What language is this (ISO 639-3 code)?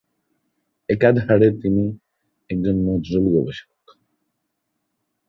ben